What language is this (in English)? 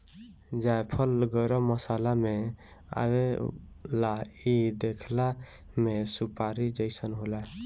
Bhojpuri